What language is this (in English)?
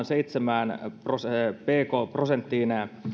Finnish